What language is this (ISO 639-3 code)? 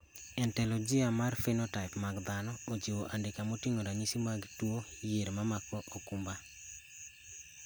luo